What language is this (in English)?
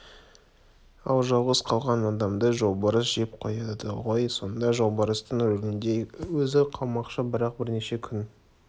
Kazakh